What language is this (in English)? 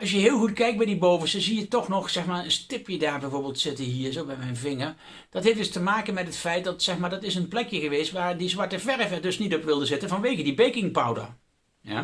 Dutch